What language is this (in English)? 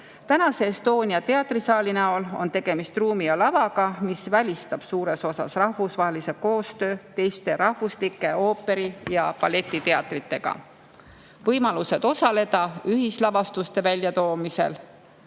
Estonian